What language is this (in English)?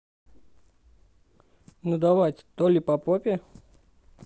Russian